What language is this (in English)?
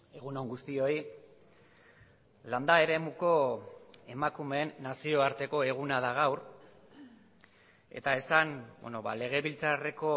Basque